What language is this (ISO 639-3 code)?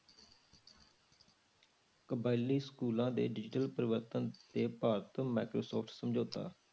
pan